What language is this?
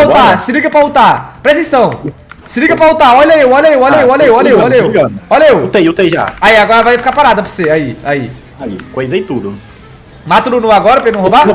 Portuguese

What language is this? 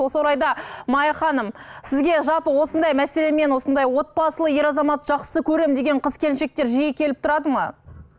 Kazakh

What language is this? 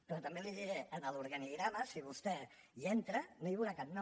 Catalan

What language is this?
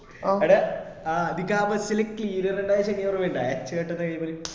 Malayalam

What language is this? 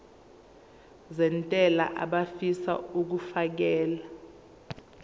Zulu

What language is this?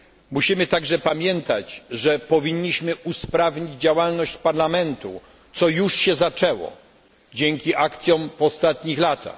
Polish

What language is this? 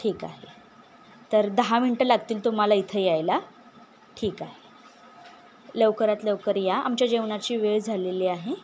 Marathi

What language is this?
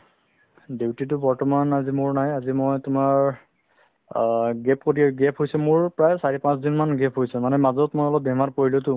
Assamese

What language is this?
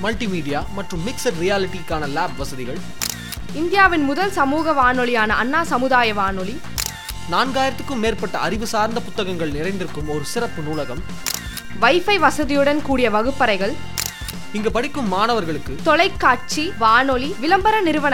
Tamil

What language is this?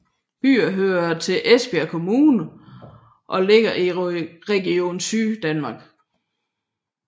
Danish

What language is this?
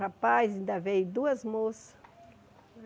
Portuguese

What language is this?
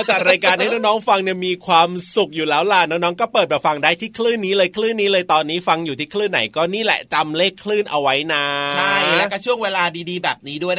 Thai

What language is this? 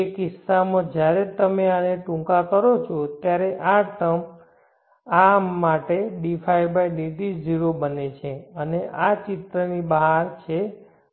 Gujarati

